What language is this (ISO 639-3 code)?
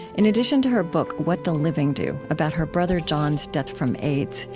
eng